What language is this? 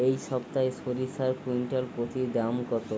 Bangla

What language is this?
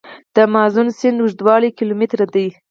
Pashto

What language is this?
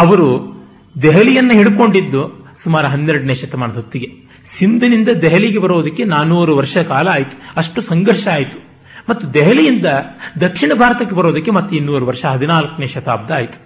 Kannada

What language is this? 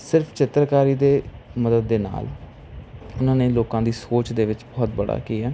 Punjabi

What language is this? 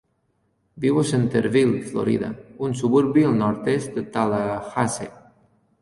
Catalan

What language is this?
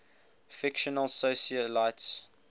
English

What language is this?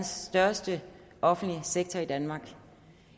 Danish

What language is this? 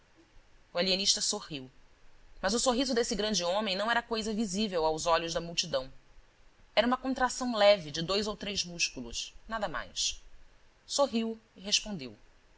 Portuguese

